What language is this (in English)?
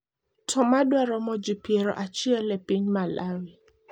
Luo (Kenya and Tanzania)